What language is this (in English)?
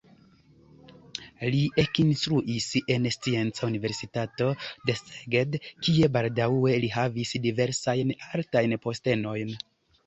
Esperanto